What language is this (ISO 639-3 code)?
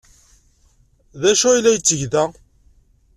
kab